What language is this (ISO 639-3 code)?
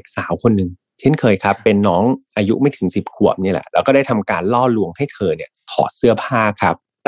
tha